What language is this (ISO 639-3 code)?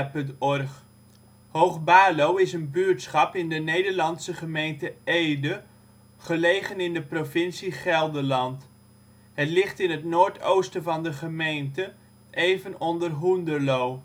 nld